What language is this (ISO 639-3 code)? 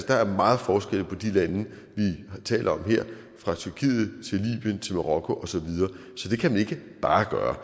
dan